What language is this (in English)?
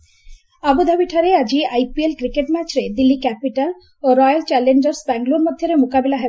Odia